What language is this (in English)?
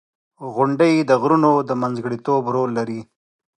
Pashto